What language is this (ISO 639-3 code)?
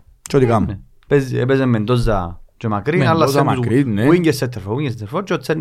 ell